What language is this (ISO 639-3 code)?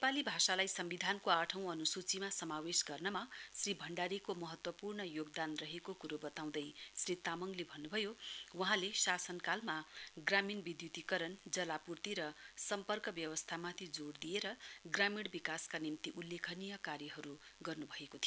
nep